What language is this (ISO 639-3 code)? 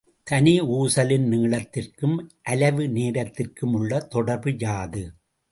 tam